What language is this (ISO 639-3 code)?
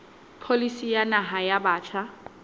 sot